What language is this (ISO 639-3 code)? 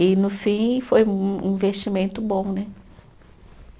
por